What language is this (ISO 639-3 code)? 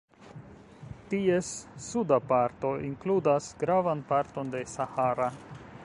epo